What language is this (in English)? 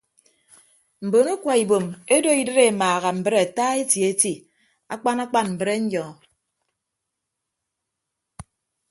Ibibio